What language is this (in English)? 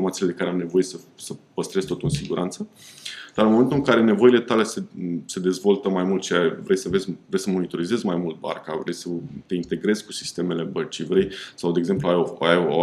Romanian